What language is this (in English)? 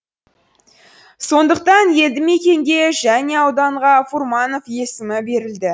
Kazakh